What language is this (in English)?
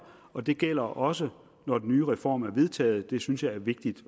Danish